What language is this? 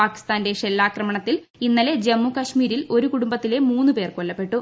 Malayalam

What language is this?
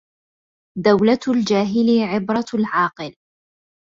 Arabic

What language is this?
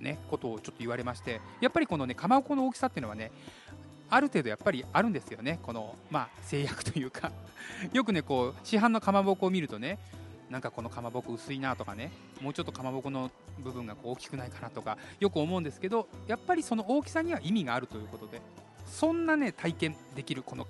Japanese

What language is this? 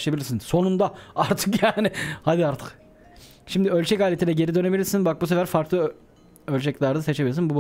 Turkish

